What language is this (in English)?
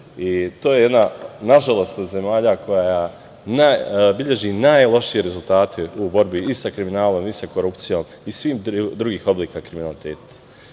Serbian